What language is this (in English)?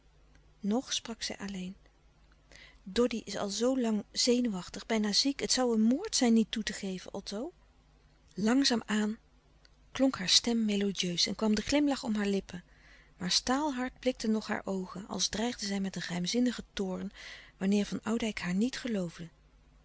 Dutch